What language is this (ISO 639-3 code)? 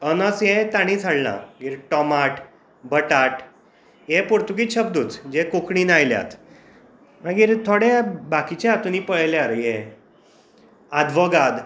kok